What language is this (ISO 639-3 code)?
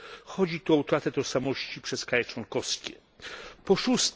pol